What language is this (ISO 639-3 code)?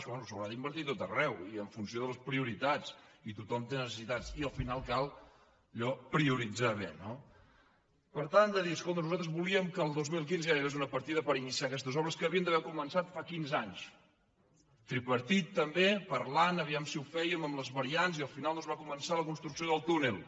cat